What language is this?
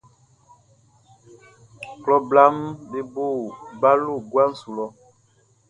Baoulé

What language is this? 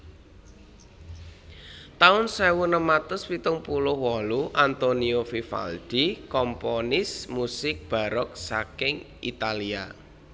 Javanese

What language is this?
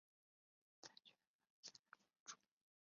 Chinese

